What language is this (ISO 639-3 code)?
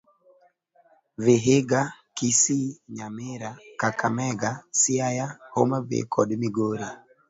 luo